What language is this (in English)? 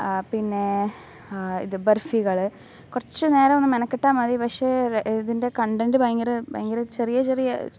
Malayalam